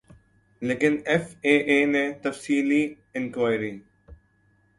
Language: Urdu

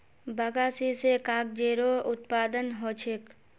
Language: Magahi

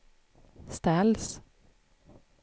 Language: Swedish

